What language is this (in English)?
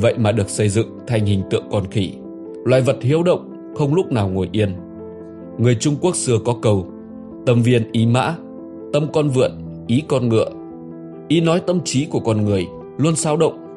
Vietnamese